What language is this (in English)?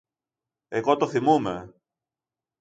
Greek